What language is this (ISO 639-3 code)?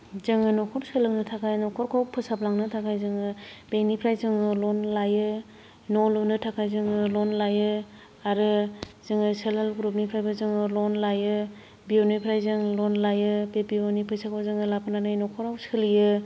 brx